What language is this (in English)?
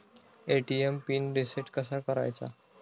Marathi